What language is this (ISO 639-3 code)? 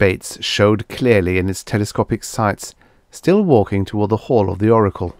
eng